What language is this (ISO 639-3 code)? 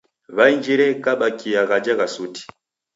dav